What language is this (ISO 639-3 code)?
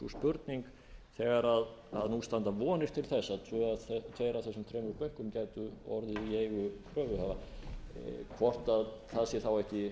isl